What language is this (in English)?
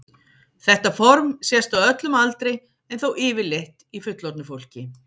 Icelandic